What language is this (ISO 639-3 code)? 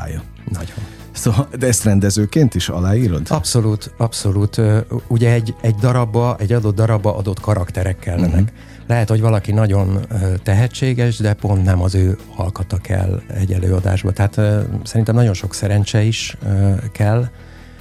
hun